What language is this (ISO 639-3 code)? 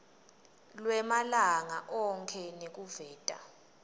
ssw